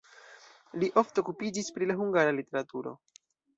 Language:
Esperanto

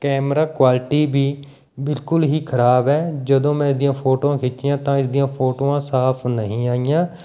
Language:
Punjabi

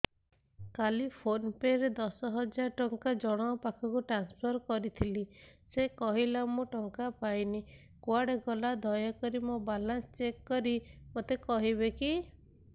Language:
Odia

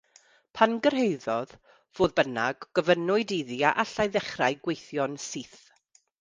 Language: Welsh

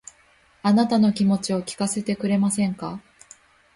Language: Japanese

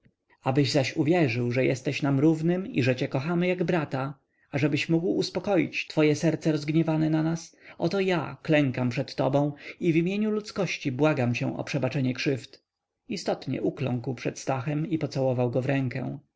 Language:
Polish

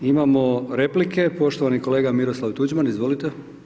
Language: Croatian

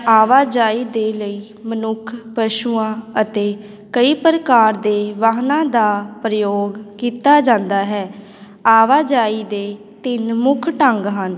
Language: Punjabi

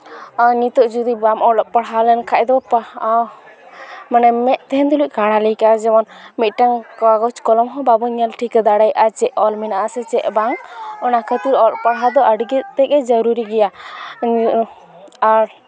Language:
Santali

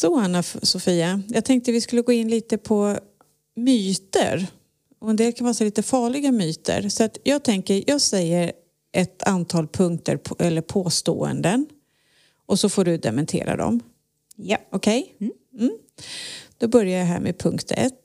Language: Swedish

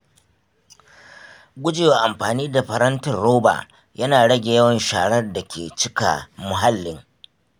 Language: Hausa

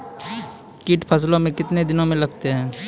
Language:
Maithili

